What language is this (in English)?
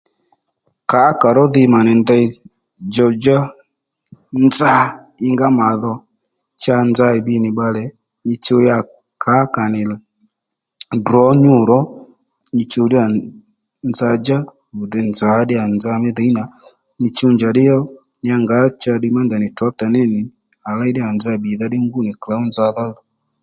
Lendu